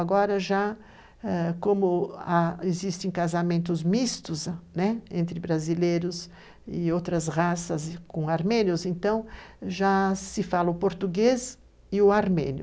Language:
Portuguese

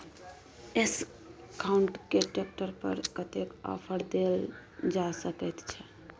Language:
Maithili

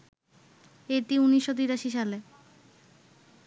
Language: Bangla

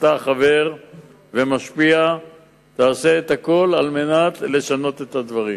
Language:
Hebrew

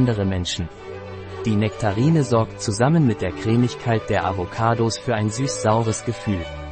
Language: German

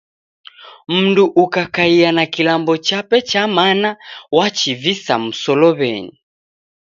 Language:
Taita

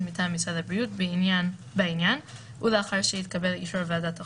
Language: Hebrew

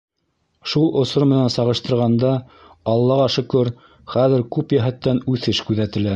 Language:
Bashkir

